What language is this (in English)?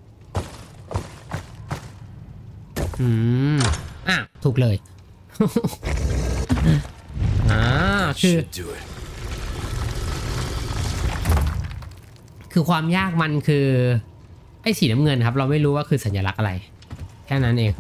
Thai